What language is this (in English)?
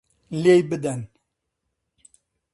Central Kurdish